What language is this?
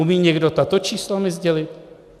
Czech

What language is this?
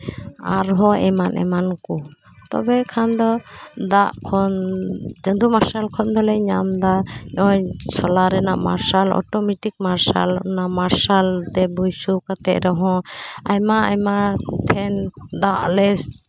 Santali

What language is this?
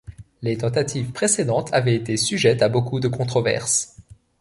French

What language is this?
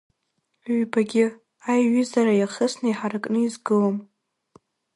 Abkhazian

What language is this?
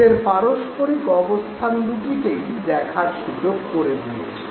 Bangla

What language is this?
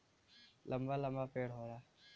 Bhojpuri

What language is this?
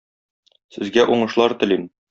Tatar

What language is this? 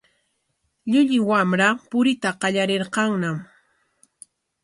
Corongo Ancash Quechua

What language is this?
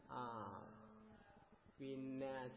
Malayalam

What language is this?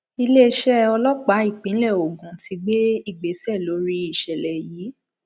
Yoruba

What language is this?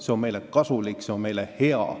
Estonian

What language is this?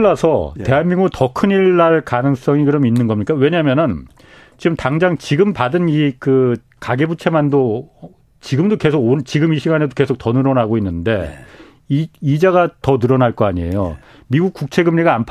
Korean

